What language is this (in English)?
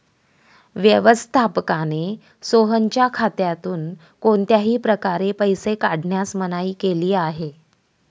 Marathi